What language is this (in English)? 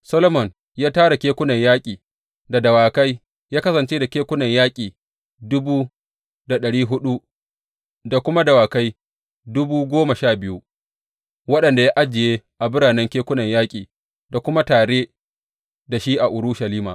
Hausa